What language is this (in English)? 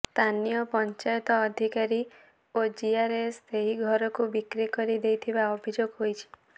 Odia